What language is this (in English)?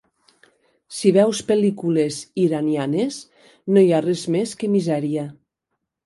Catalan